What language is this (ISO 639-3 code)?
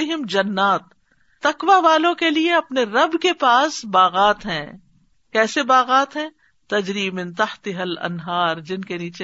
urd